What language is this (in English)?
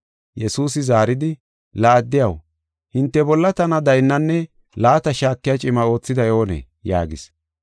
Gofa